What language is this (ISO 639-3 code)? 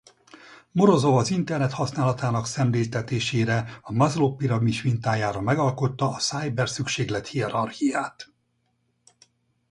hun